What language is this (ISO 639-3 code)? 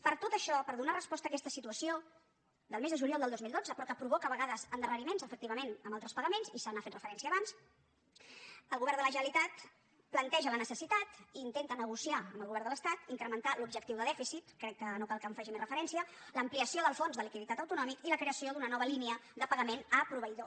cat